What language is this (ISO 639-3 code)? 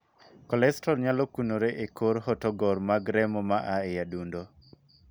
luo